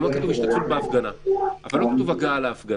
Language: Hebrew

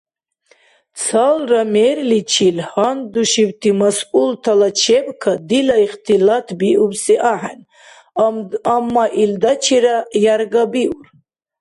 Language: Dargwa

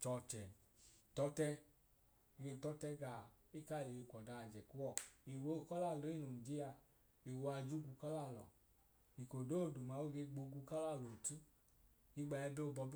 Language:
Idoma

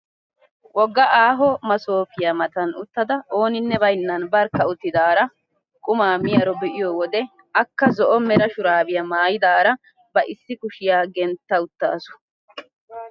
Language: Wolaytta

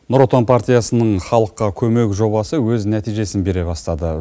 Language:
Kazakh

